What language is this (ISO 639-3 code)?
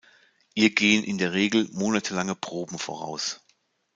deu